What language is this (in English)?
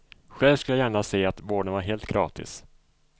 Swedish